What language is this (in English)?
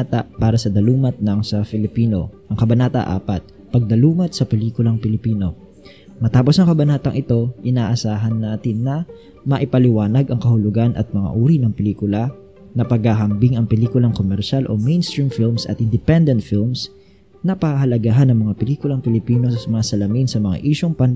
Filipino